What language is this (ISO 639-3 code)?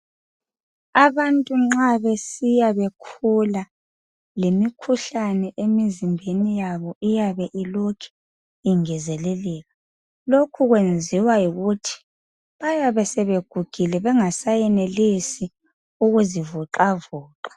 nde